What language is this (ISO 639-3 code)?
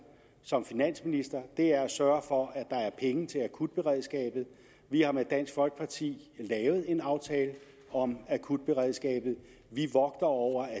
dan